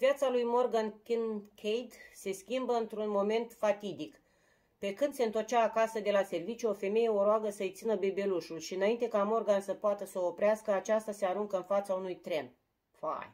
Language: Romanian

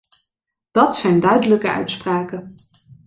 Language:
Dutch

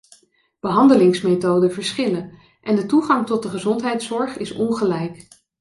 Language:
Dutch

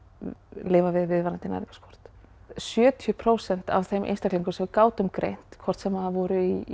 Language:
Icelandic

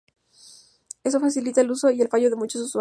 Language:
Spanish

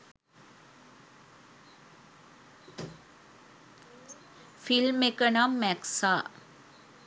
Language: Sinhala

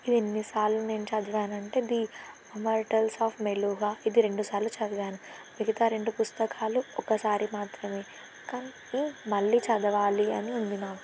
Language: Telugu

